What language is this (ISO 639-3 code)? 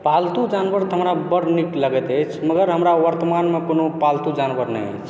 mai